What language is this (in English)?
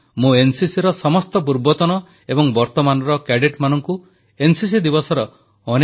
Odia